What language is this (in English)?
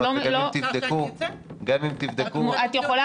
Hebrew